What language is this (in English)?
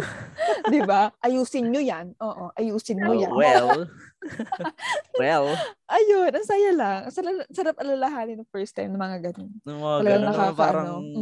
Filipino